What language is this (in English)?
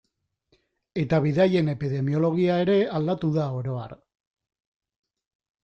Basque